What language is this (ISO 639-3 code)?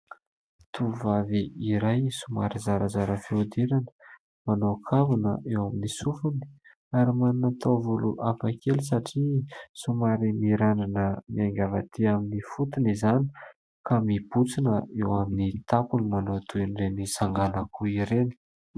mlg